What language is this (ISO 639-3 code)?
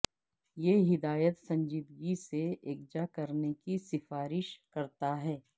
urd